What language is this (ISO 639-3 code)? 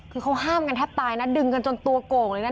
tha